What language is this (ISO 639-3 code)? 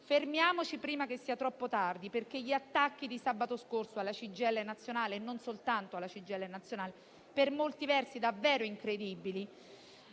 ita